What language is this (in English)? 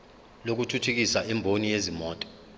Zulu